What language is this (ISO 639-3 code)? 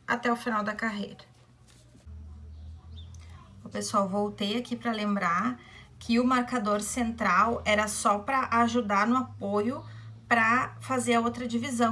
por